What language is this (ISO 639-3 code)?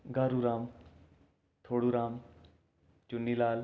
doi